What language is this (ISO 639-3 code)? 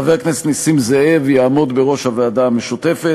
heb